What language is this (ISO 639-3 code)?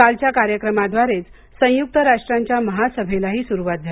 mar